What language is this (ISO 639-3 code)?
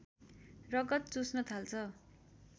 nep